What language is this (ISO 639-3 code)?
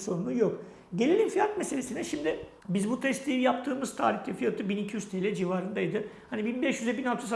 tur